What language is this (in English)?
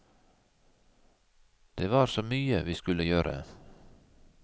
Norwegian